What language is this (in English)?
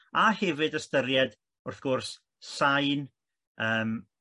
Welsh